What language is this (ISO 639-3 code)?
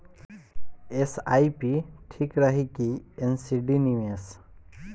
bho